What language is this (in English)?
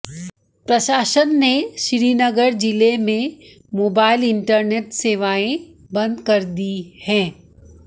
Hindi